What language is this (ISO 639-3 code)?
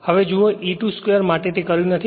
guj